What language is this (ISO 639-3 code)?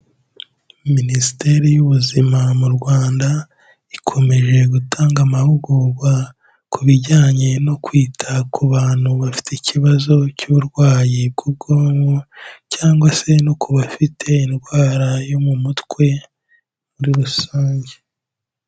kin